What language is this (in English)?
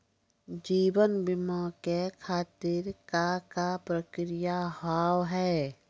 Maithili